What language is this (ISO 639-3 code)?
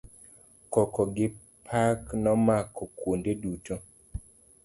luo